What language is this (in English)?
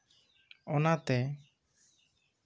Santali